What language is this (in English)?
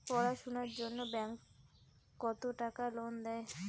Bangla